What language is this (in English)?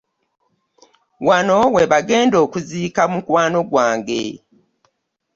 Ganda